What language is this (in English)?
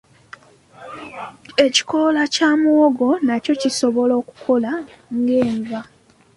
Ganda